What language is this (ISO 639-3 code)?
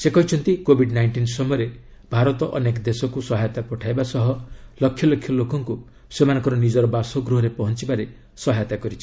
ori